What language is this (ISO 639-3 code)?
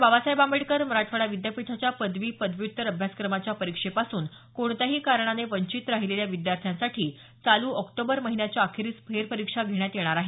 mar